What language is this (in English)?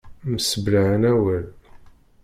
Kabyle